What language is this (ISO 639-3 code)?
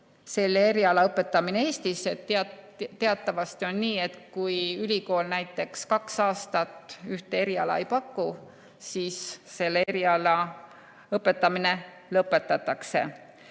est